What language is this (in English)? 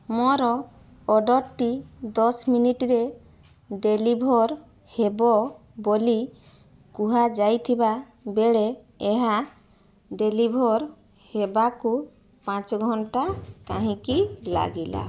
Odia